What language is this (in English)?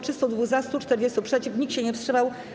Polish